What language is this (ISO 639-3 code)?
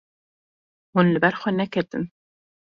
kur